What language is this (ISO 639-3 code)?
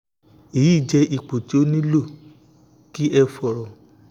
yor